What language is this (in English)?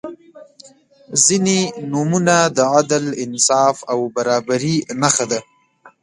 Pashto